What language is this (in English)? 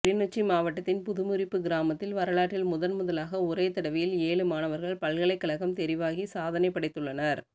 Tamil